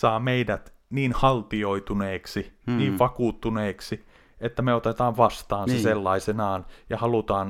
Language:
Finnish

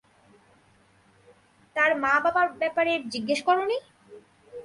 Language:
Bangla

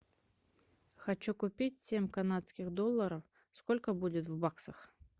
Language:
Russian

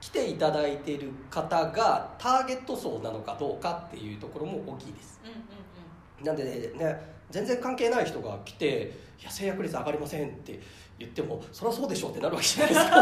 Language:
Japanese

